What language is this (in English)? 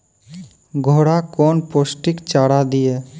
Maithili